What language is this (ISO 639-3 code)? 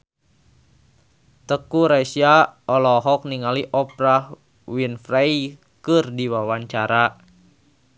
sun